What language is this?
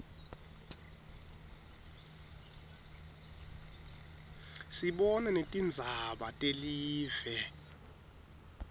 Swati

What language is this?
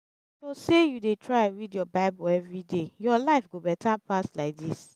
Nigerian Pidgin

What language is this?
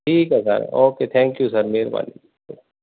Punjabi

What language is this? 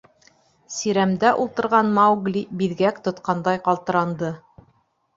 Bashkir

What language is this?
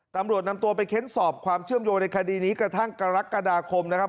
Thai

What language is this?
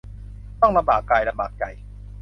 Thai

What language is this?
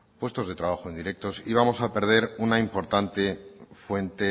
Spanish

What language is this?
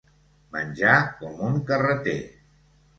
Catalan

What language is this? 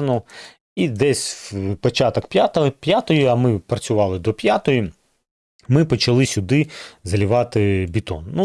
Ukrainian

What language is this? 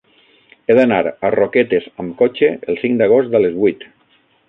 Catalan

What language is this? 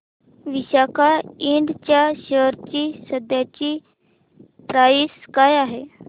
Marathi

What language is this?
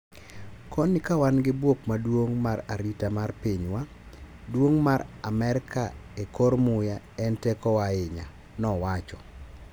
Luo (Kenya and Tanzania)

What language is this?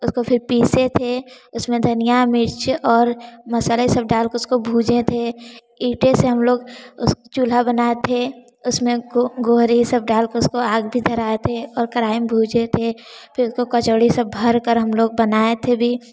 Hindi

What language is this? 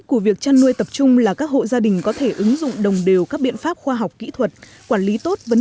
Vietnamese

